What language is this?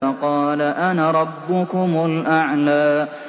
Arabic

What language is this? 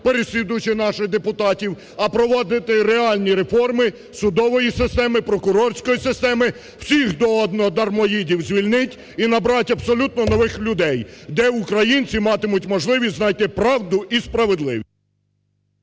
Ukrainian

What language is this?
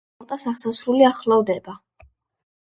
Georgian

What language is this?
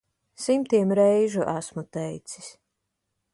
Latvian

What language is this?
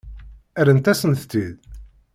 Kabyle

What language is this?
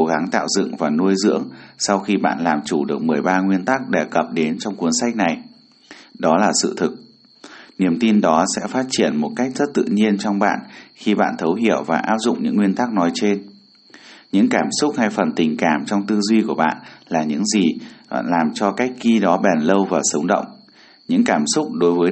Vietnamese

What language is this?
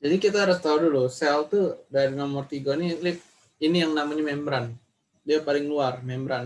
Indonesian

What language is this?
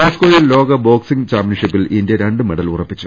Malayalam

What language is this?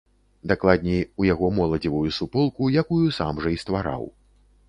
Belarusian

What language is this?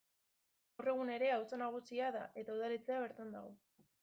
Basque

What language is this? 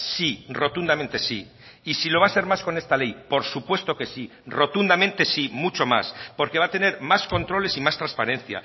Spanish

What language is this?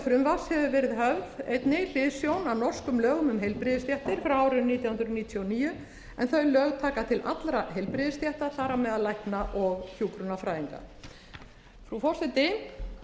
Icelandic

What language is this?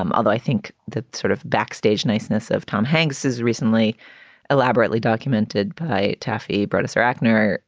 English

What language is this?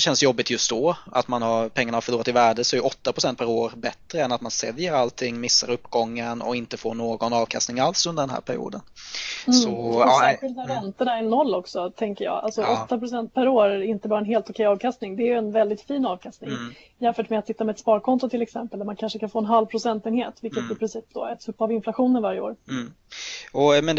Swedish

